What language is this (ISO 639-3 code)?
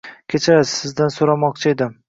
uzb